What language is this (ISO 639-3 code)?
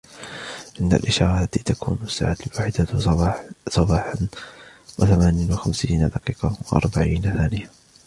ara